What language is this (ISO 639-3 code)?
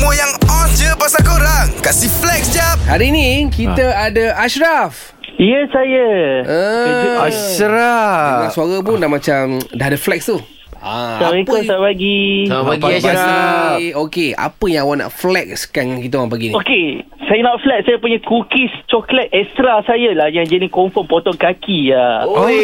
msa